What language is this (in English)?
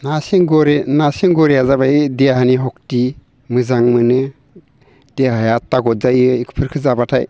Bodo